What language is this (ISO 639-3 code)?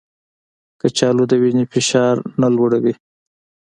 pus